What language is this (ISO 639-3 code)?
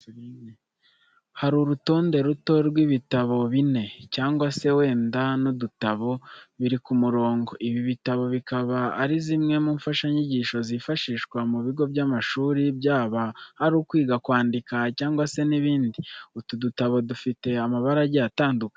kin